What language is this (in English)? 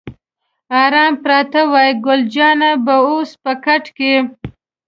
Pashto